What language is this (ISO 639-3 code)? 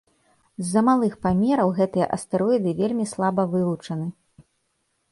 bel